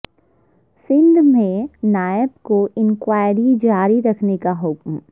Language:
Urdu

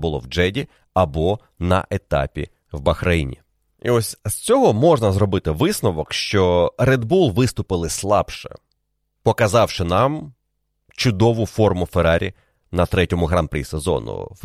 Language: Ukrainian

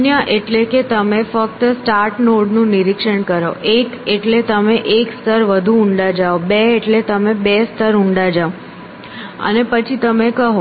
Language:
Gujarati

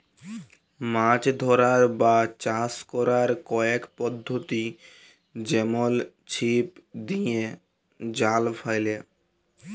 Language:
Bangla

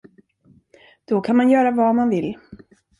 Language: Swedish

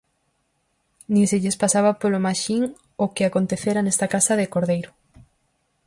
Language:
Galician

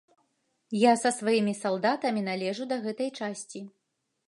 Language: Belarusian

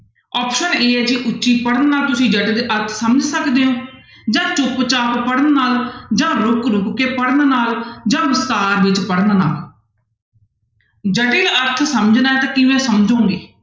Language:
Punjabi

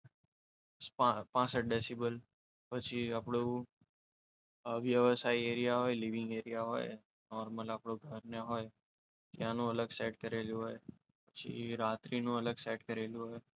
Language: Gujarati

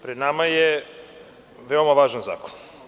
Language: Serbian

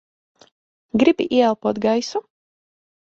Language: Latvian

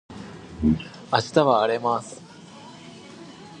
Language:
Japanese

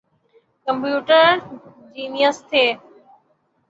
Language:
Urdu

